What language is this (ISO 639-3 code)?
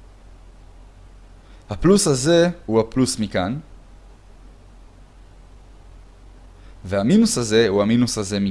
heb